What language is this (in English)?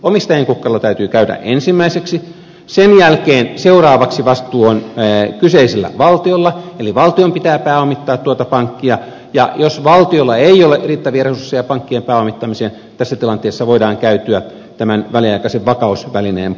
Finnish